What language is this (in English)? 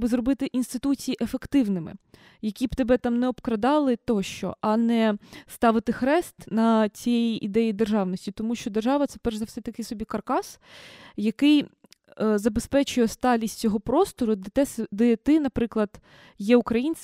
Ukrainian